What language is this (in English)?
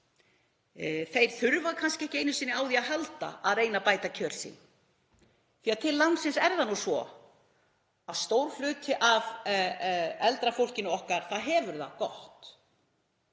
Icelandic